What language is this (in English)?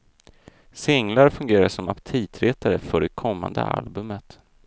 Swedish